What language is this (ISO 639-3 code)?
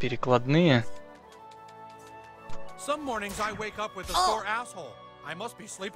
rus